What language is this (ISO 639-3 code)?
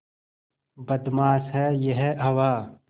hin